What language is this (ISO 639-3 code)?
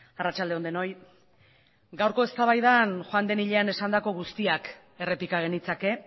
eus